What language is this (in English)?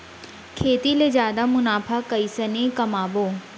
Chhattisgarhi